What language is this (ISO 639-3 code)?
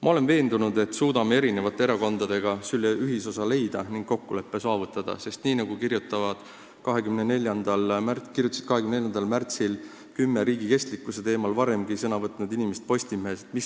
est